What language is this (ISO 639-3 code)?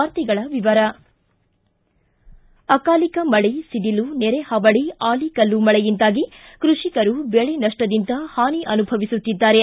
kan